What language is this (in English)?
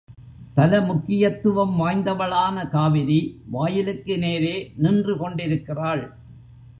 Tamil